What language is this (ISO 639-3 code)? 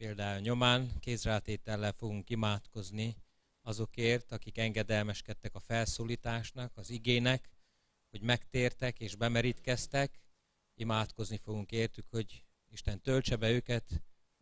hun